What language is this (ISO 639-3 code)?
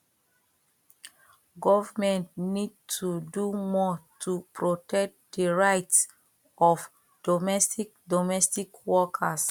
pcm